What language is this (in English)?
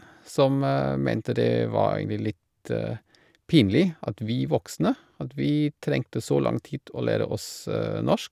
Norwegian